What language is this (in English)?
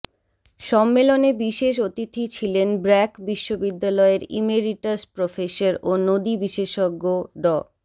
Bangla